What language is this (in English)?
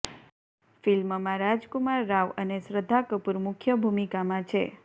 Gujarati